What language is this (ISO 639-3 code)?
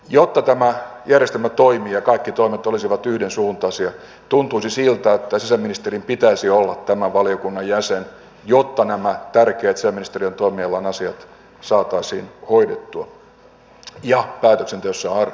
fin